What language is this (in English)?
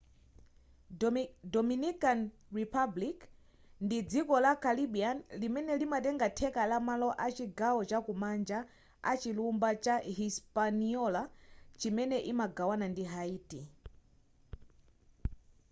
Nyanja